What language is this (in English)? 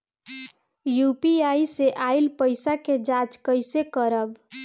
Bhojpuri